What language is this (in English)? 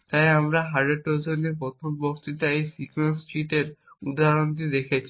Bangla